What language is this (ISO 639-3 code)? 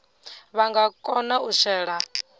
ven